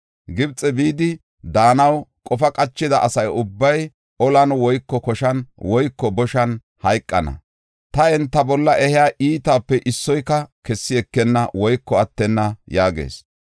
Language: Gofa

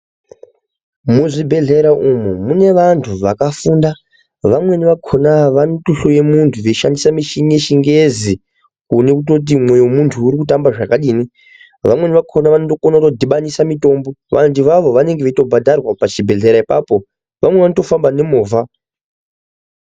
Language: Ndau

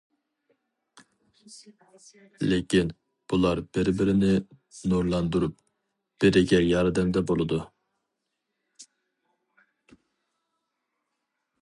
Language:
Uyghur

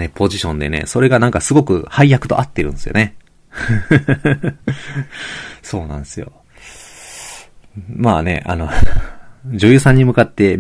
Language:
Japanese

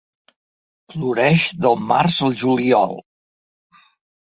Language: Catalan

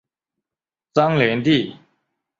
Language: Chinese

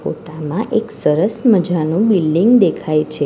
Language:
Gujarati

